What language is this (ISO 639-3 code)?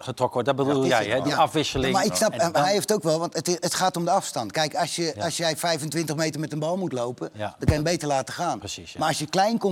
nld